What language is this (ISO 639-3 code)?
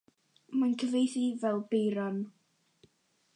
cym